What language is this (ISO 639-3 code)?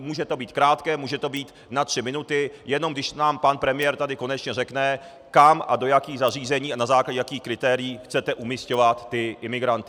ces